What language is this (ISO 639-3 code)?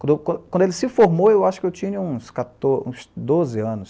por